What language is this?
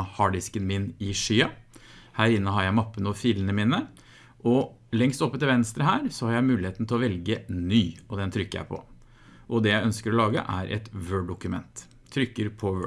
Norwegian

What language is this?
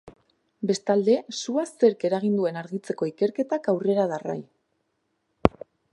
Basque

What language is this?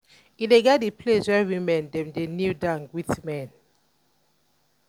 Nigerian Pidgin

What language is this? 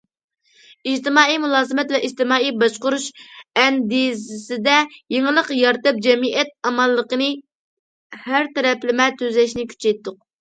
Uyghur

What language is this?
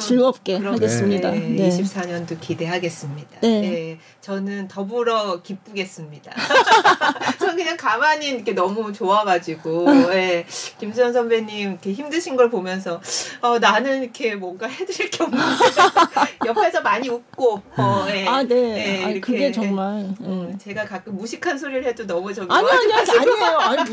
Korean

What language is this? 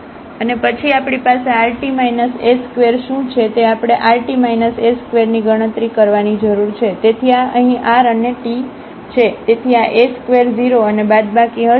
Gujarati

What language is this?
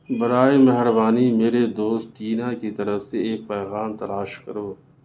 Urdu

